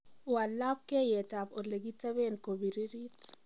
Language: Kalenjin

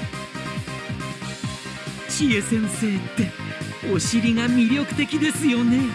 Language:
Japanese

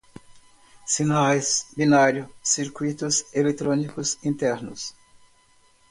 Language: Portuguese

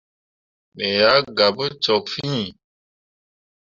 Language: Mundang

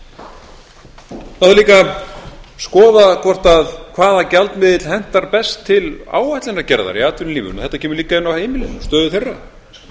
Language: Icelandic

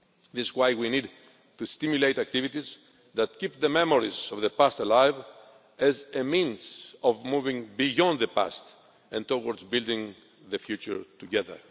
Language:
English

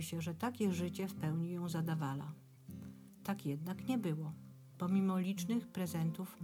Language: Polish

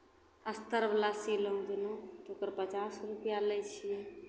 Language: Maithili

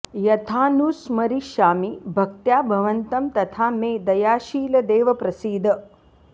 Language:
Sanskrit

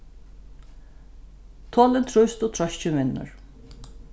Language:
Faroese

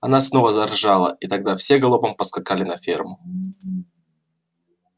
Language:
Russian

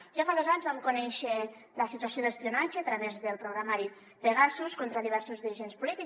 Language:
Catalan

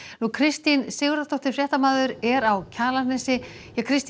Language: Icelandic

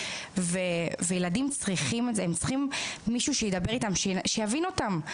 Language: Hebrew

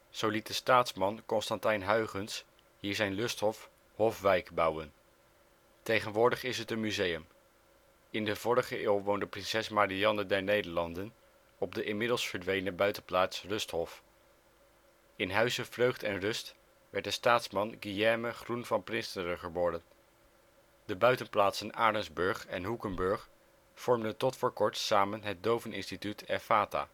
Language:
Dutch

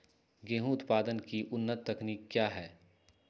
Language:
Magahi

